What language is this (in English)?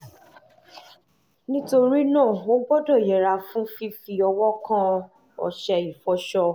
Yoruba